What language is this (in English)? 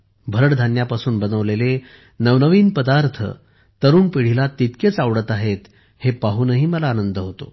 Marathi